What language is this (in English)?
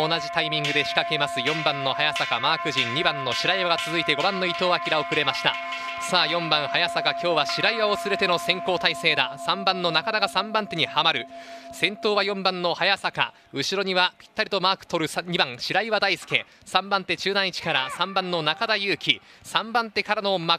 Japanese